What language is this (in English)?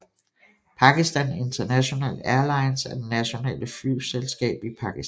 Danish